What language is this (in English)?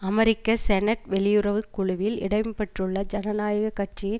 Tamil